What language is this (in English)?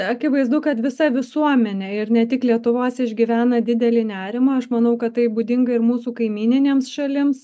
Lithuanian